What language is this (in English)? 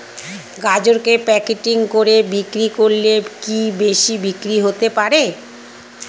Bangla